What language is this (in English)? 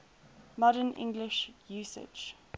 English